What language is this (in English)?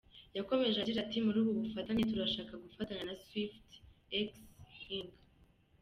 Kinyarwanda